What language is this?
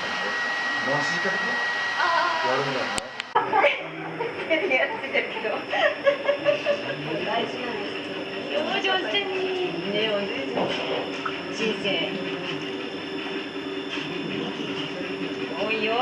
Japanese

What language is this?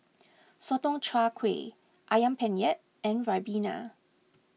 English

